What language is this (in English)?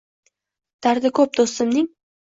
Uzbek